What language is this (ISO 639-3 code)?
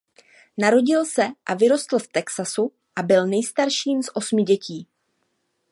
ces